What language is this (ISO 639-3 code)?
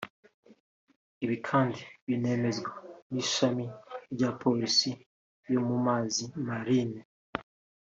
kin